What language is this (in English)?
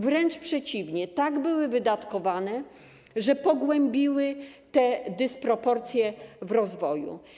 Polish